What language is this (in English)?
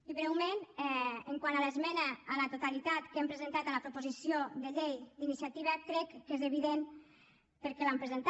Catalan